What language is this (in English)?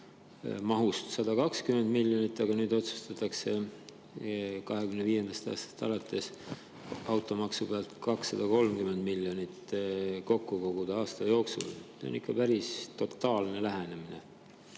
Estonian